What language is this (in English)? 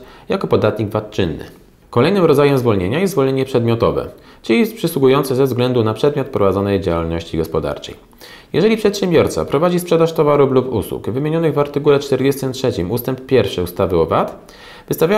Polish